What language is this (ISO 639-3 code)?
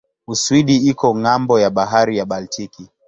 swa